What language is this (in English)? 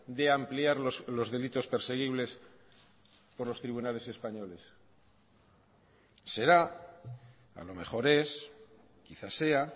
Spanish